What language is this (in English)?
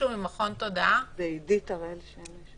Hebrew